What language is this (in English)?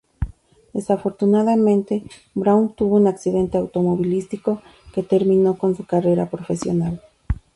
Spanish